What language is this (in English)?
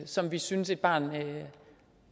Danish